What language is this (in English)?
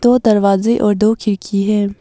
Hindi